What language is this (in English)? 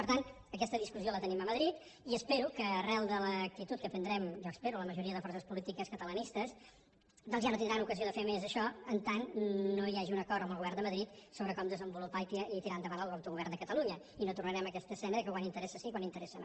Catalan